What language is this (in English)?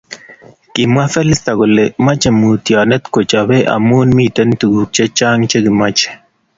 Kalenjin